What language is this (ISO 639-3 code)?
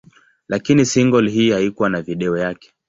swa